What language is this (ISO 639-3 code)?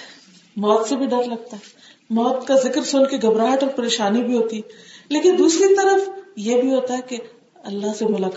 urd